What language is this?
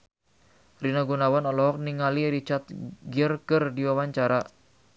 Sundanese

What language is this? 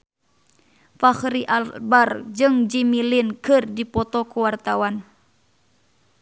Sundanese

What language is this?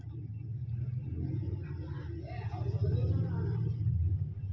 Kannada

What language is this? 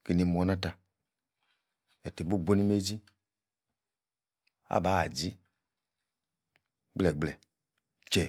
Yace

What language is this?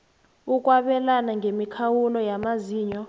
South Ndebele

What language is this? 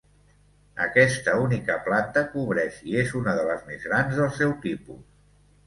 Catalan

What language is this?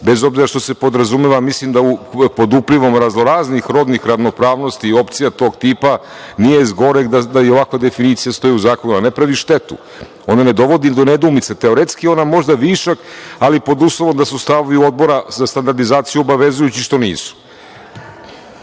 Serbian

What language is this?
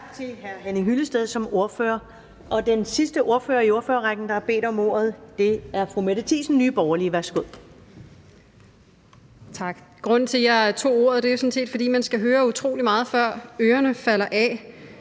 Danish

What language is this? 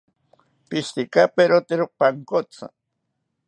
South Ucayali Ashéninka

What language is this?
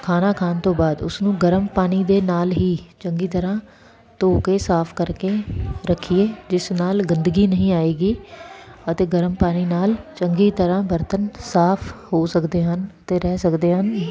Punjabi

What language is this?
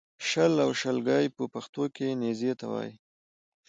Pashto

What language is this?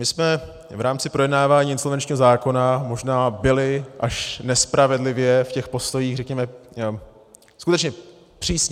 Czech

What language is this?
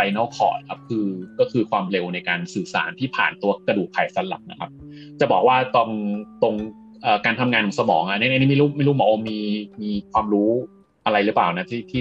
Thai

